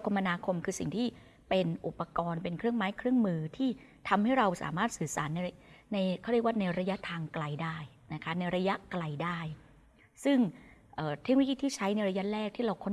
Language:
Thai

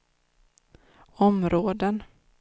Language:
Swedish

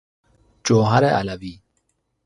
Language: Persian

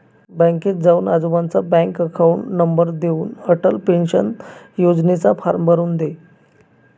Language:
Marathi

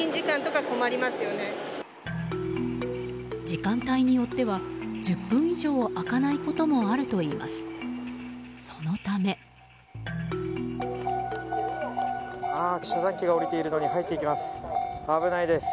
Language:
Japanese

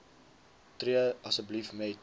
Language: Afrikaans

